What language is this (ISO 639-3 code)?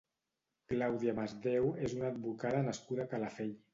cat